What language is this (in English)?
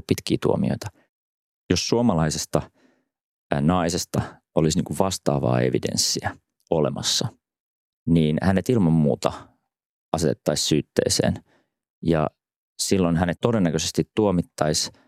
Finnish